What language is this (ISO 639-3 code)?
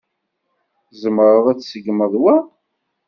kab